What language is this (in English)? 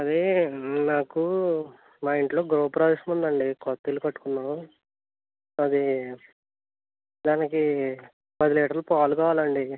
Telugu